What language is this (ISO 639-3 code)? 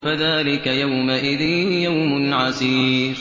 ara